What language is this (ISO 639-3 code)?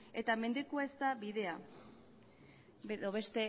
eus